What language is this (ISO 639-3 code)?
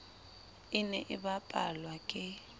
sot